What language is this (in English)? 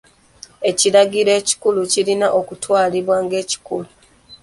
Ganda